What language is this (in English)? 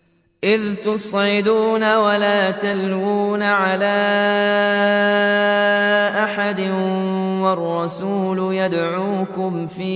Arabic